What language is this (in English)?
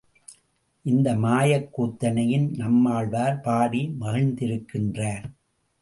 Tamil